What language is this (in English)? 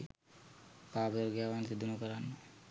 Sinhala